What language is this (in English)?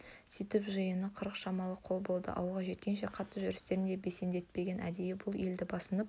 Kazakh